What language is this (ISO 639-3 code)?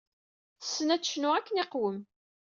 kab